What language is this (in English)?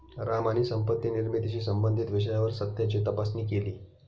Marathi